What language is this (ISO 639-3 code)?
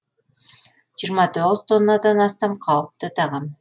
kaz